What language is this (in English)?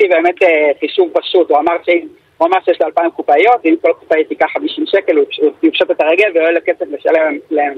Hebrew